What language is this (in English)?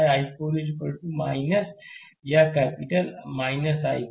Hindi